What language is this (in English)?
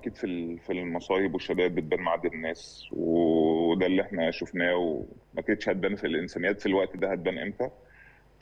Arabic